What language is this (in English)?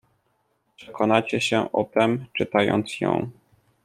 Polish